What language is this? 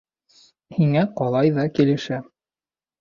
Bashkir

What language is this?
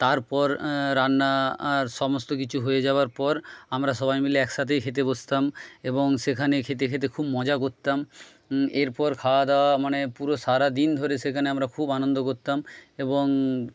Bangla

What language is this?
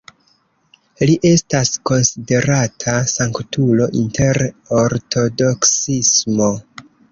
Esperanto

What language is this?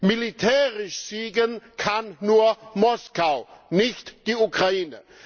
German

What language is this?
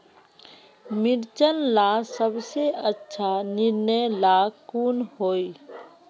Magahi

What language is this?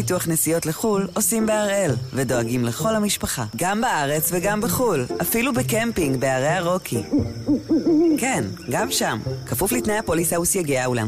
Hebrew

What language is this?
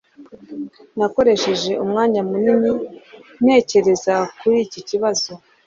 Kinyarwanda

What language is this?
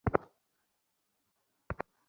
Bangla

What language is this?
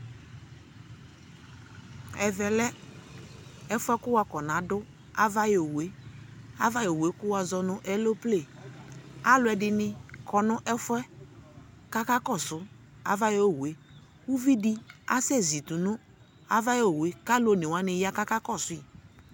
Ikposo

